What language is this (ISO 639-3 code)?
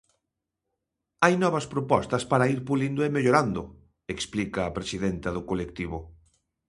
glg